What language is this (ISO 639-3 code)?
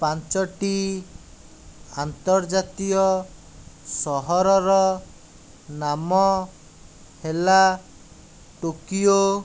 ori